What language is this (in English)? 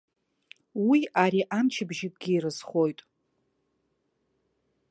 Abkhazian